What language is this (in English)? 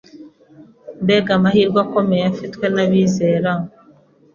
Kinyarwanda